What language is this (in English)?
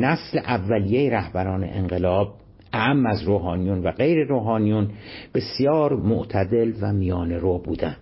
Persian